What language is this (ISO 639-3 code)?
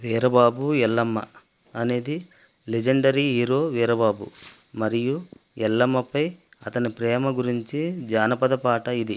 tel